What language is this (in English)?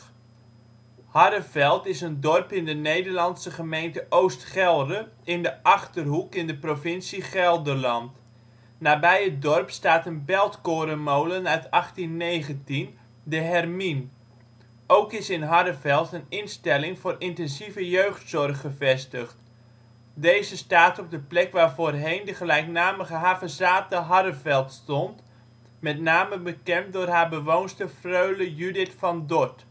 Dutch